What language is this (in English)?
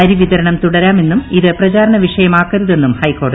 Malayalam